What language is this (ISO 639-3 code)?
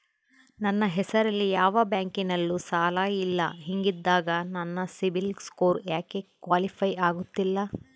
kan